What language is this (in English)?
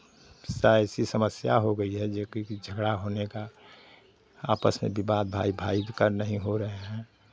Hindi